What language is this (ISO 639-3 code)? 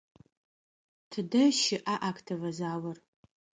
ady